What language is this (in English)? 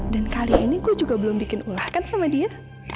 Indonesian